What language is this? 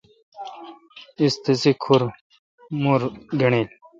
Kalkoti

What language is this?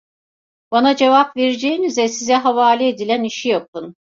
Turkish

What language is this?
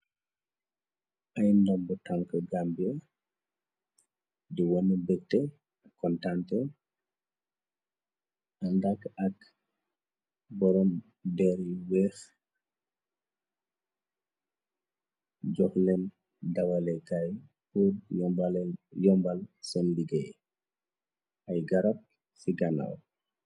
Wolof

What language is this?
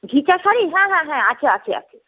Bangla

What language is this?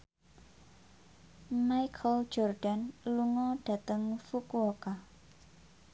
Javanese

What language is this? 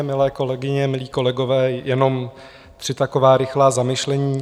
Czech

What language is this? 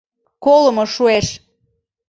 Mari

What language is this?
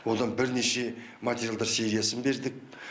Kazakh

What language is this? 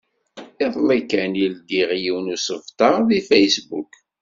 Kabyle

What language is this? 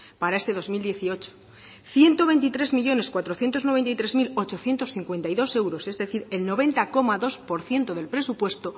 Spanish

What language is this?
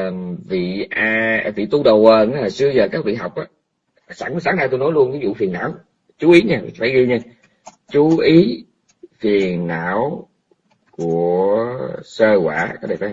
Vietnamese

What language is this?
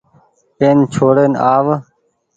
Goaria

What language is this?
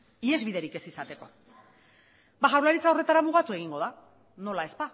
Basque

